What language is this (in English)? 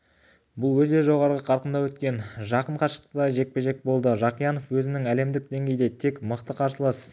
Kazakh